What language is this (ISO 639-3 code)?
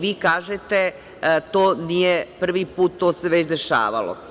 srp